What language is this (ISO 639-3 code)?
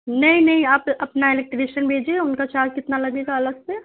urd